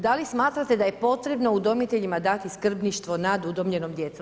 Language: Croatian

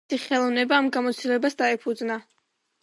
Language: Georgian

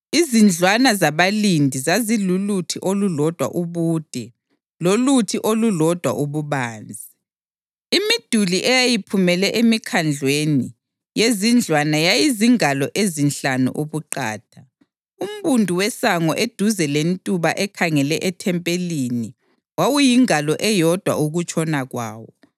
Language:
North Ndebele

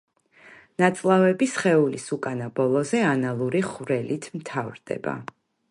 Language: Georgian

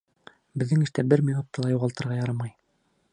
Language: Bashkir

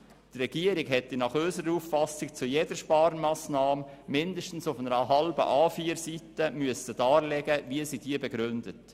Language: Swiss German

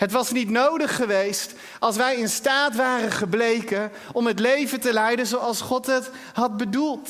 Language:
Dutch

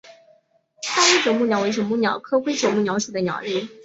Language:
Chinese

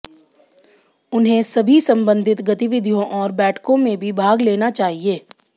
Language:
Hindi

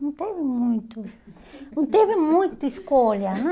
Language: Portuguese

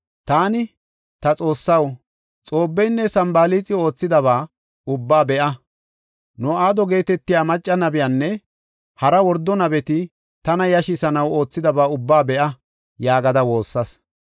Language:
Gofa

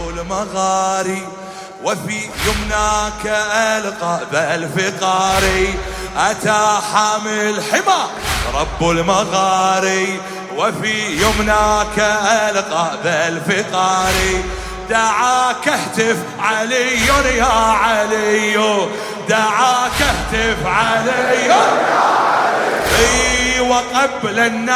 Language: Arabic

